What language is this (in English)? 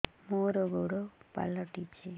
Odia